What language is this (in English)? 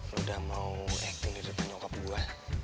Indonesian